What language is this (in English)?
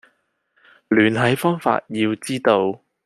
Cantonese